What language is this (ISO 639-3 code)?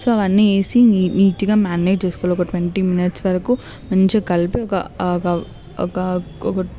tel